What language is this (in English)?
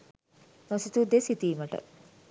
Sinhala